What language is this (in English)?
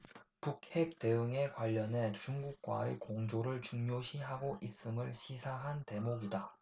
Korean